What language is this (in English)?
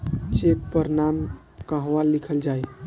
Bhojpuri